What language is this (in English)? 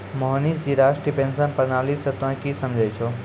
Maithili